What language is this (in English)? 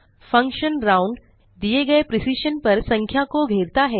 Hindi